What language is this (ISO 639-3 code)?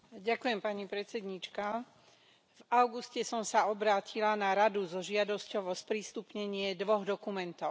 slk